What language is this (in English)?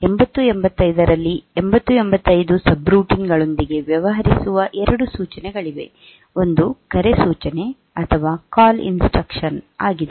Kannada